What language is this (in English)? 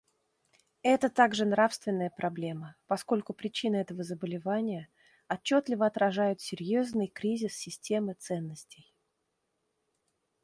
Russian